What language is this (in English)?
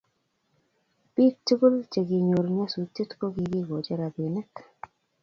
Kalenjin